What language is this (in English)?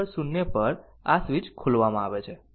Gujarati